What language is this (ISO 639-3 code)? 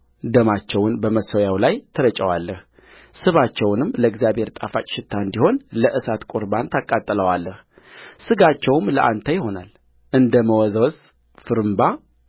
amh